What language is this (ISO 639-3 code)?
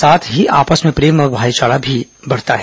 hin